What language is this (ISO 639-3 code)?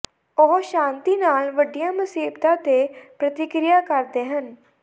pan